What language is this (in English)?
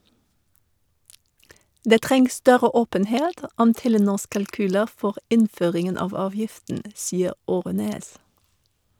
Norwegian